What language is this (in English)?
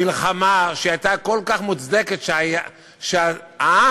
Hebrew